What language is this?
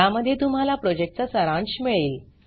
Marathi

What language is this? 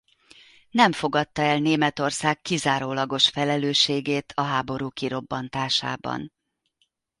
Hungarian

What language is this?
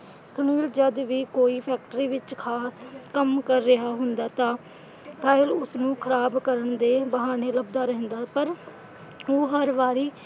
Punjabi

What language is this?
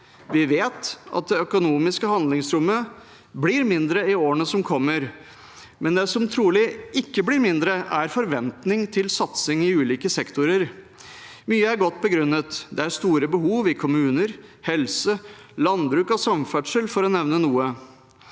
Norwegian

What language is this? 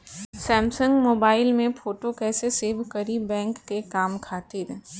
Bhojpuri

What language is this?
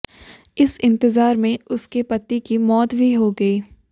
Hindi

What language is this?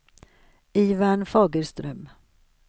Swedish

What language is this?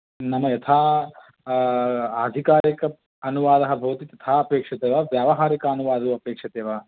Sanskrit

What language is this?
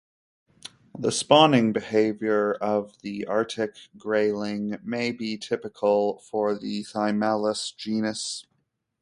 English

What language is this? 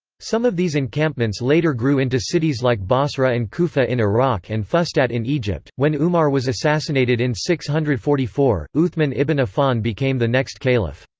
English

